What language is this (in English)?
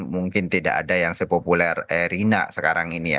Indonesian